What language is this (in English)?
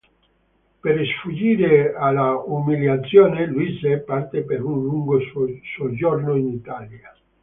Italian